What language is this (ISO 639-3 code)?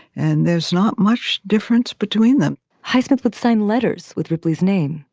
eng